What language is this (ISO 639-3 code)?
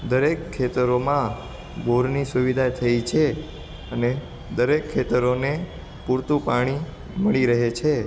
guj